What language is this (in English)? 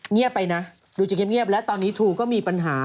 Thai